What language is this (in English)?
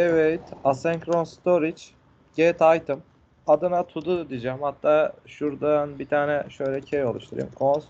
Turkish